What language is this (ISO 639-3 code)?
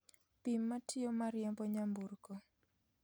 luo